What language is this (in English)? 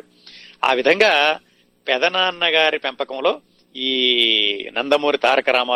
Telugu